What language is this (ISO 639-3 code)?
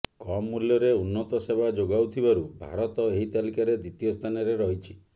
ori